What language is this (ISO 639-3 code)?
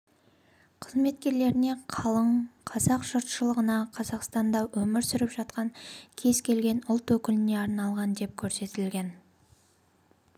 kaz